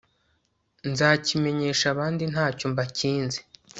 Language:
Kinyarwanda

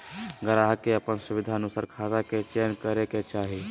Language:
Magahi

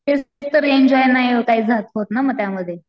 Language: Marathi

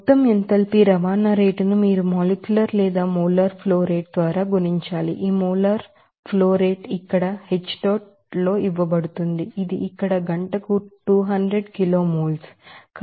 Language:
Telugu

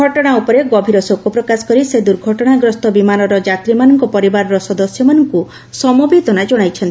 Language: Odia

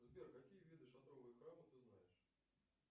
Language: Russian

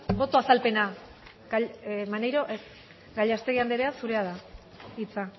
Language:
Basque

